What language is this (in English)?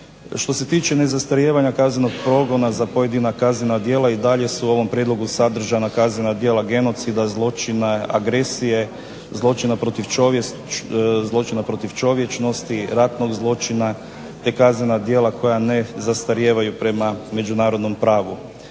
Croatian